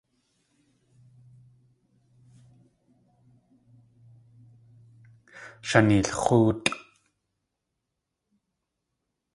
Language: Tlingit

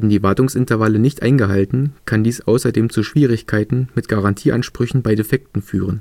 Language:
German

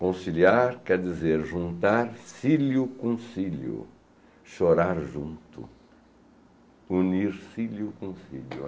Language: Portuguese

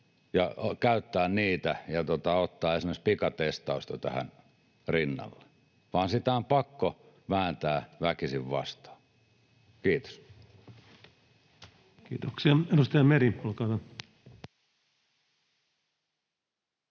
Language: Finnish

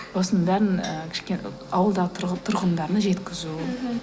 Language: Kazakh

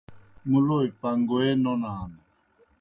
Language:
Kohistani Shina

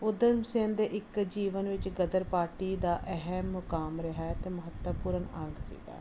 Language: Punjabi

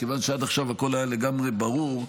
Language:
Hebrew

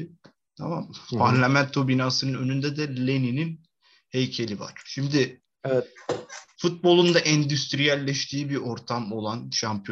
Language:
Turkish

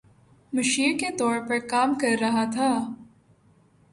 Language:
Urdu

